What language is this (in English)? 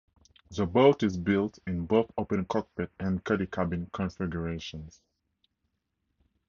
English